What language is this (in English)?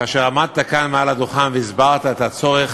Hebrew